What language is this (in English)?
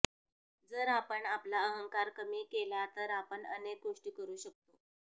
Marathi